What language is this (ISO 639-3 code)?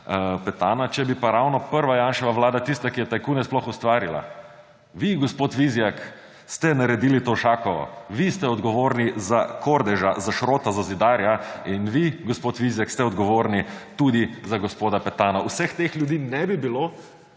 slv